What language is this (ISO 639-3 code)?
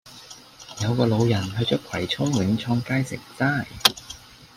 yue